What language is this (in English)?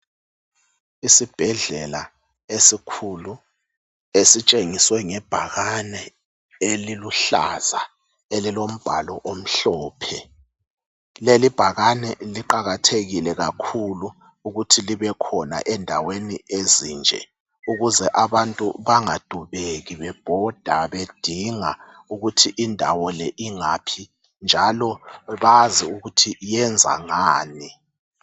North Ndebele